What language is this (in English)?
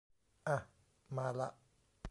Thai